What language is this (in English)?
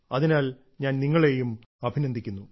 Malayalam